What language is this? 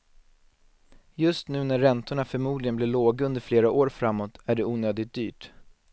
Swedish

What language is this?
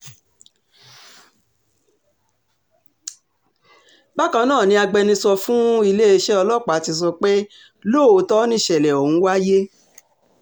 Yoruba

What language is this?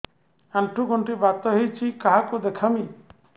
Odia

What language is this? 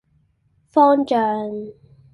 Cantonese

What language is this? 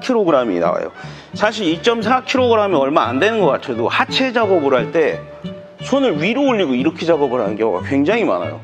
Korean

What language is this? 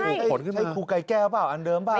Thai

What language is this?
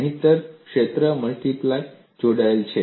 Gujarati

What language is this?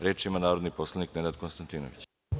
Serbian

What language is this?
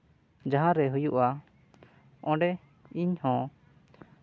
Santali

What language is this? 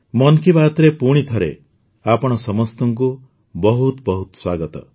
Odia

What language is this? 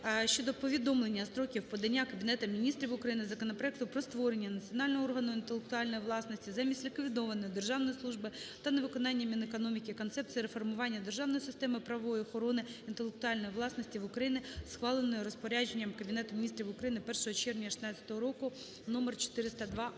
Ukrainian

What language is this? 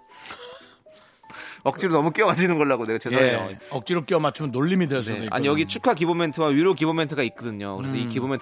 Korean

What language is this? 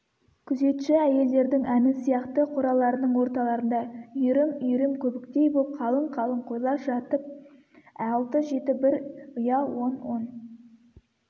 Kazakh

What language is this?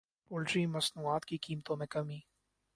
Urdu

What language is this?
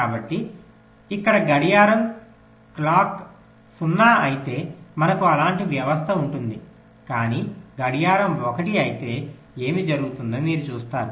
Telugu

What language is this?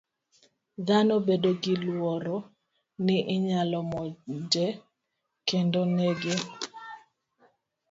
Luo (Kenya and Tanzania)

